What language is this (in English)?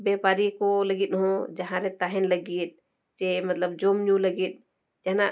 Santali